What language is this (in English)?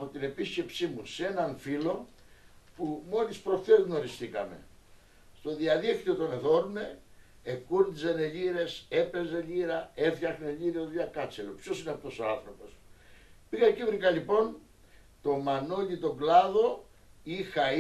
Greek